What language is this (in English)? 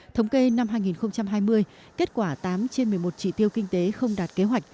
Vietnamese